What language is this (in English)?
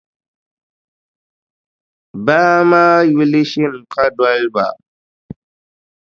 Dagbani